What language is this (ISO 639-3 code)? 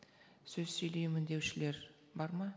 kaz